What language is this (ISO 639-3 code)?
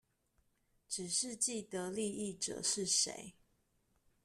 zho